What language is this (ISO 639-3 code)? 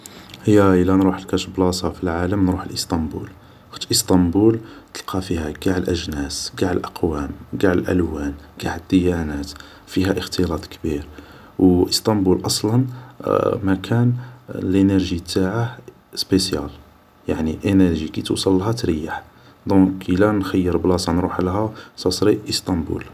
arq